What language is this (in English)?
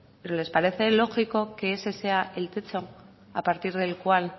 Spanish